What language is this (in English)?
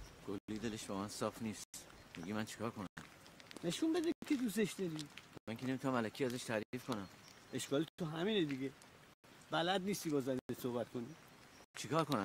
Persian